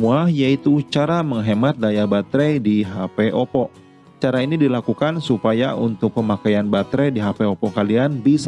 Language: Indonesian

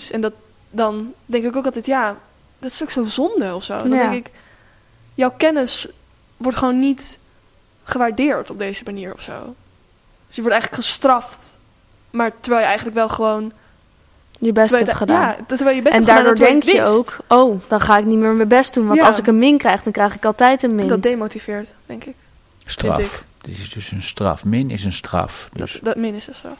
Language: Dutch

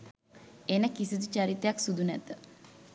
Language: Sinhala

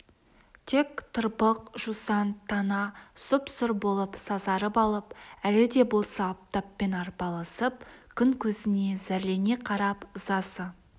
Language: Kazakh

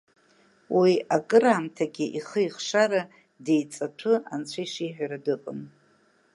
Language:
Abkhazian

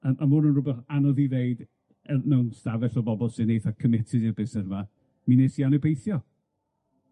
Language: Welsh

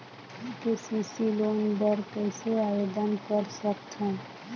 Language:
Chhattisgarhi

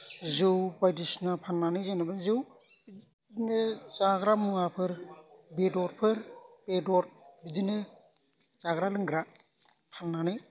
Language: Bodo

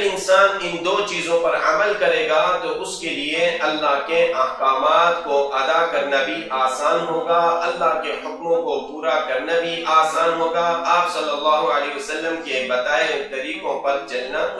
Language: Turkish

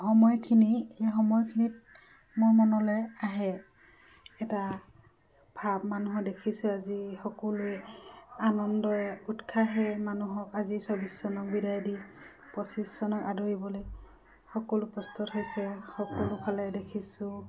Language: Assamese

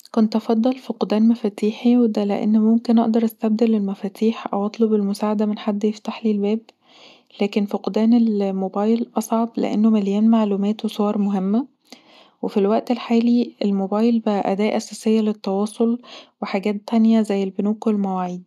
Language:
Egyptian Arabic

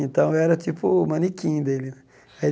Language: Portuguese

